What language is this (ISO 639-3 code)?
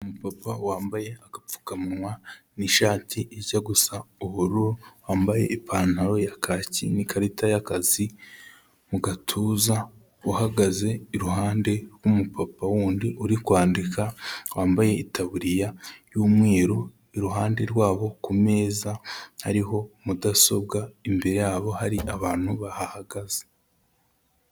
kin